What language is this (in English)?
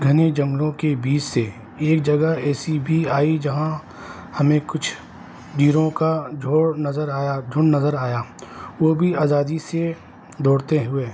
Urdu